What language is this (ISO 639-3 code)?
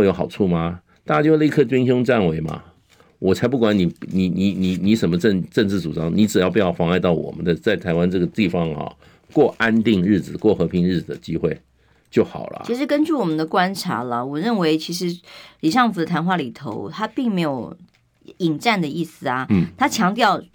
zho